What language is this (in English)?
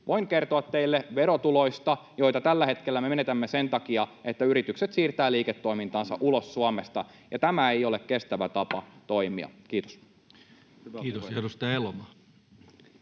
Finnish